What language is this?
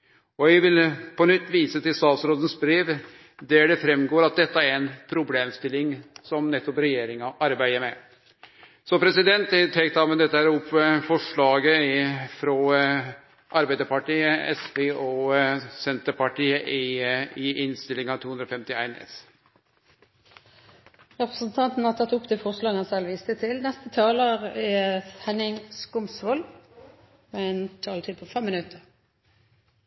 Norwegian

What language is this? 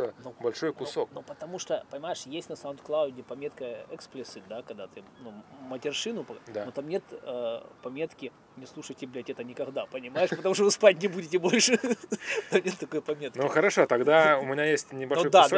Russian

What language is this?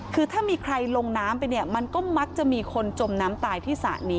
Thai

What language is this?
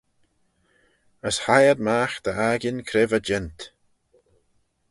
Manx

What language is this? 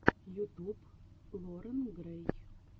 Russian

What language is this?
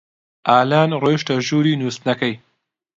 Central Kurdish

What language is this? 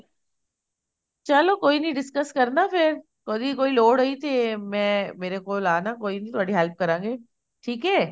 Punjabi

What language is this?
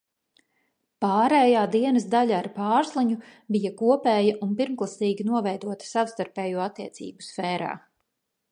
Latvian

